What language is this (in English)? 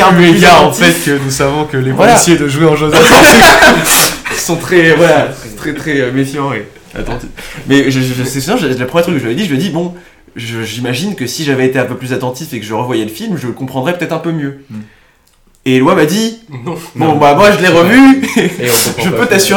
French